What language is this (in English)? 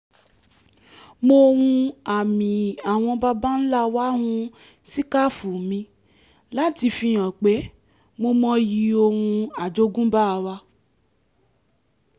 Yoruba